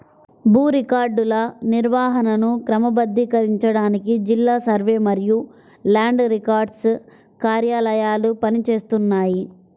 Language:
Telugu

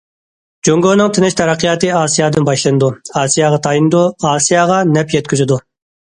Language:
Uyghur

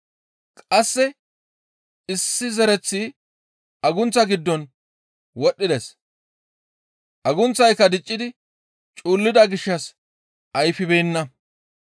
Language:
Gamo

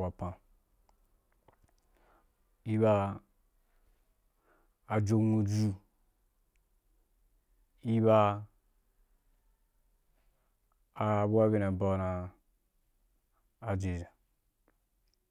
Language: Wapan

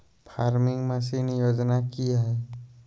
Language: Magahi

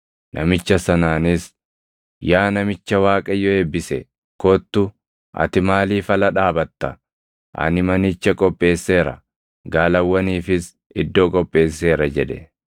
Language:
Oromo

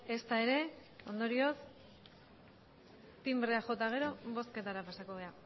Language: Basque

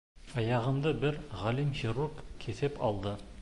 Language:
Bashkir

